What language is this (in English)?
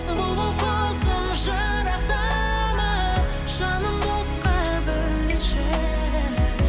Kazakh